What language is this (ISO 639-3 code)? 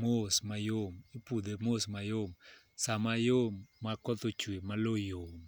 luo